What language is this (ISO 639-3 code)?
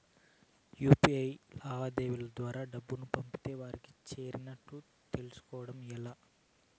tel